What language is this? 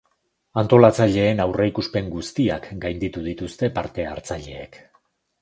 Basque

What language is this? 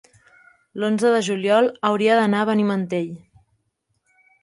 Catalan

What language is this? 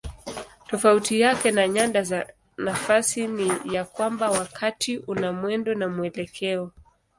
Swahili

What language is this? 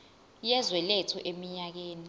Zulu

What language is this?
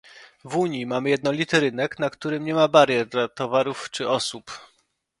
Polish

